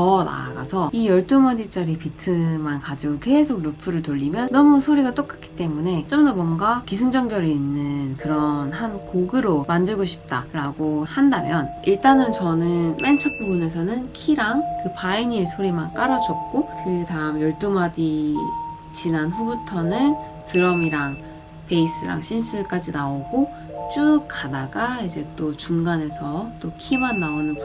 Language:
Korean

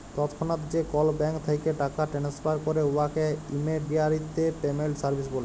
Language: Bangla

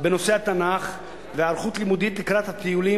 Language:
Hebrew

